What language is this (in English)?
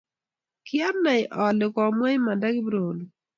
Kalenjin